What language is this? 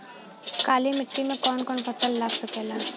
Bhojpuri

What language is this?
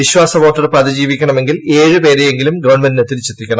Malayalam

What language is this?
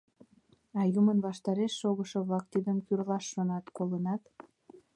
Mari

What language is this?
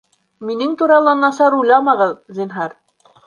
Bashkir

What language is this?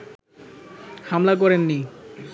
Bangla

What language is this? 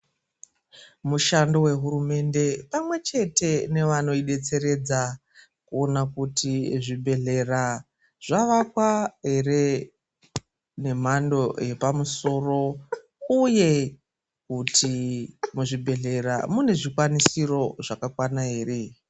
Ndau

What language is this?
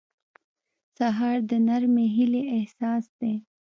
Pashto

